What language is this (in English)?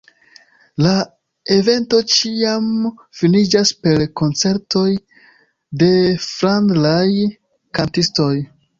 Esperanto